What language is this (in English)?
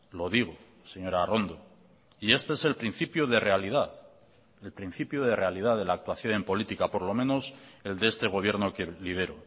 Spanish